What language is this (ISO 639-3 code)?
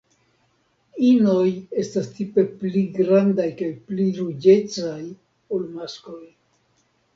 epo